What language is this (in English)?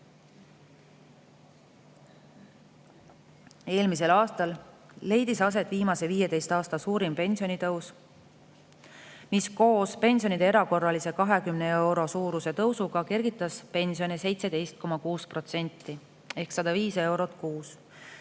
Estonian